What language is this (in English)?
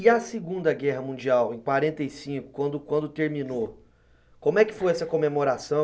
Portuguese